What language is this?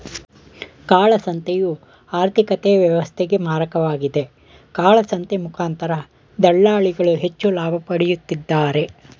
Kannada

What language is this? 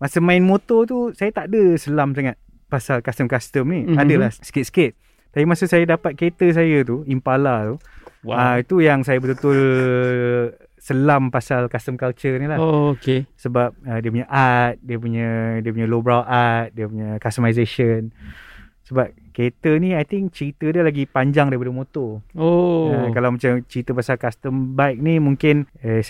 Malay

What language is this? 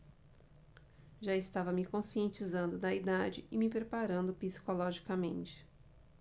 Portuguese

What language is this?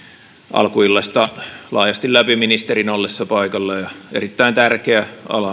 Finnish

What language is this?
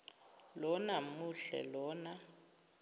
Zulu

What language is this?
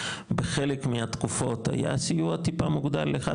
Hebrew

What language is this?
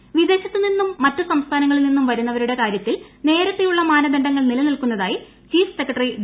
Malayalam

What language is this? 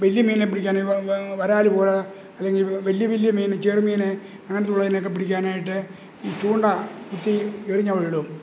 Malayalam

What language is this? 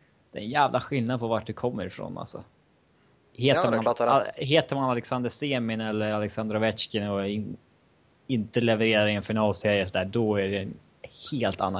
Swedish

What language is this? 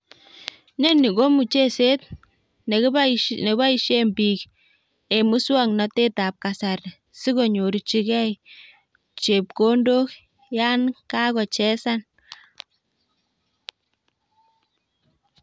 Kalenjin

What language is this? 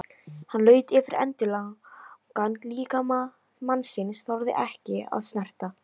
Icelandic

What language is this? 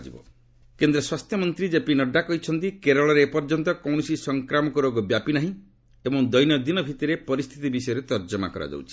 Odia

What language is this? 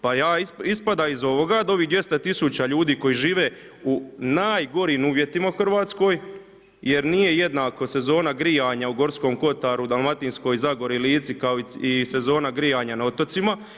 Croatian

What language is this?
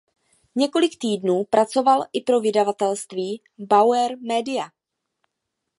Czech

